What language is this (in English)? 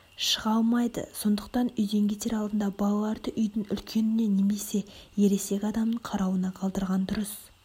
Kazakh